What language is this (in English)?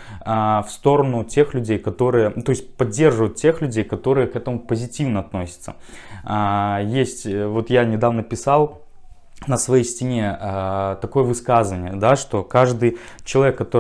Russian